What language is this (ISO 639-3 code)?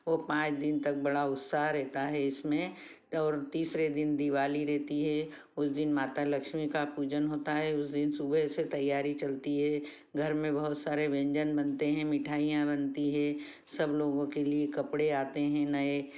hin